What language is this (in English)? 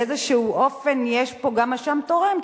Hebrew